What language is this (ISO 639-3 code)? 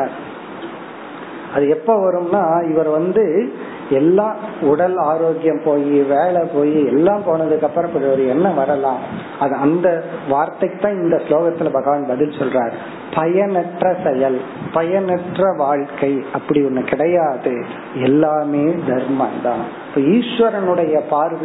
tam